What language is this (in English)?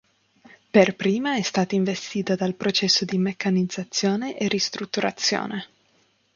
Italian